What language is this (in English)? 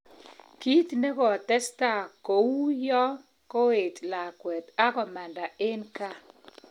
Kalenjin